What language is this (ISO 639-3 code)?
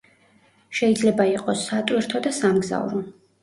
kat